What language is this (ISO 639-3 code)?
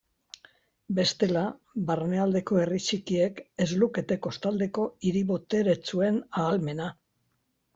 eus